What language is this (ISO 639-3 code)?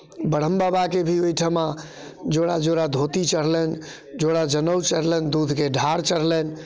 mai